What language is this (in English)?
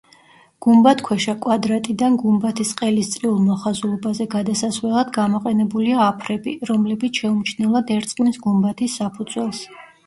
Georgian